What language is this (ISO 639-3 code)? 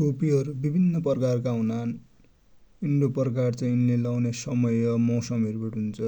dty